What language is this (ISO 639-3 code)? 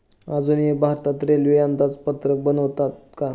mar